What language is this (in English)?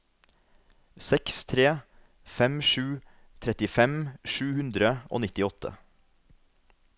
Norwegian